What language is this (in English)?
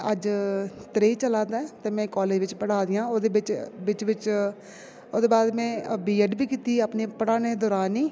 Dogri